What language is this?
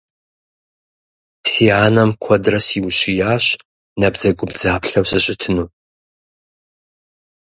Kabardian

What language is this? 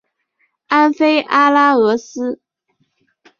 Chinese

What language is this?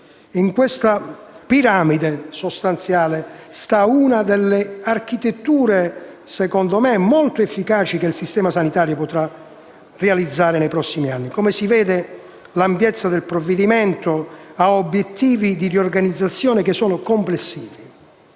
Italian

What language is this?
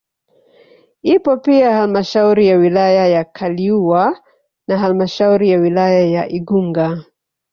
Swahili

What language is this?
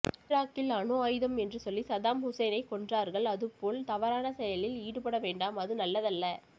Tamil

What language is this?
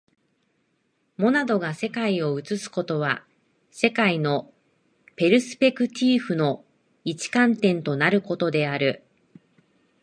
Japanese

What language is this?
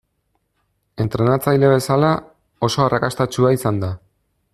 Basque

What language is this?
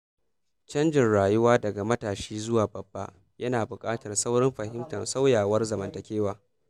Hausa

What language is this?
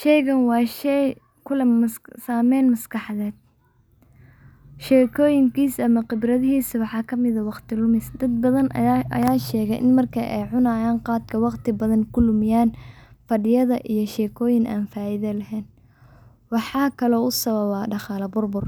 Somali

